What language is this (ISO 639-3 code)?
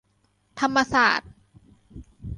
tha